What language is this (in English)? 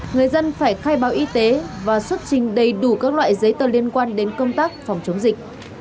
Vietnamese